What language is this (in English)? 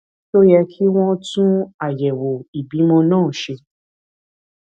Yoruba